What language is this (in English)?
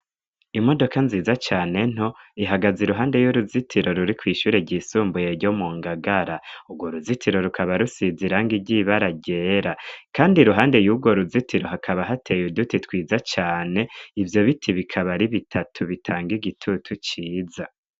Rundi